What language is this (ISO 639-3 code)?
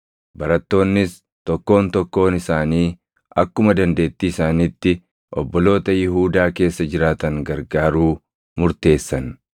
orm